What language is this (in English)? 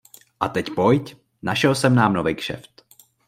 Czech